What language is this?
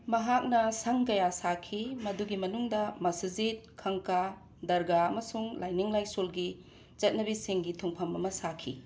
Manipuri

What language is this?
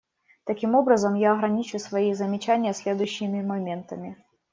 Russian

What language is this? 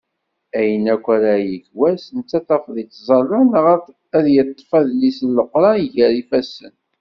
Kabyle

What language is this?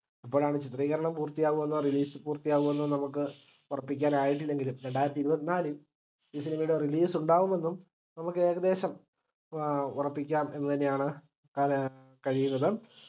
Malayalam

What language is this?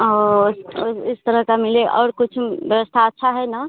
Hindi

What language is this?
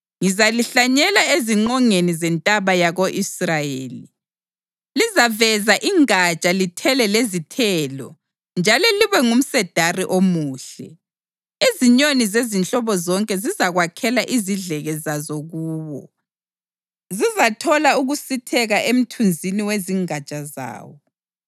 North Ndebele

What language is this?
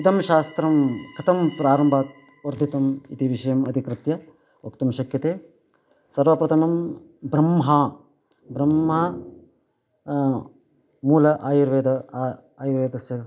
Sanskrit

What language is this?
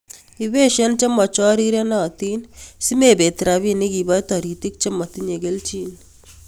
Kalenjin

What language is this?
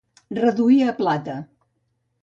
Catalan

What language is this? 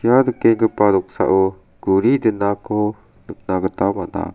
Garo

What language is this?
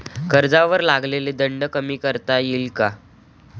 Marathi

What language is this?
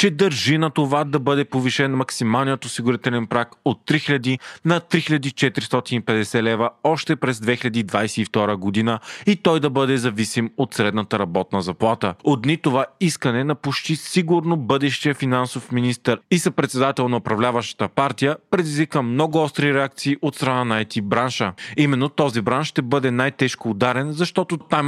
Bulgarian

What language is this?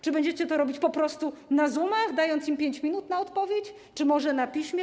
Polish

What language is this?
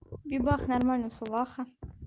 Russian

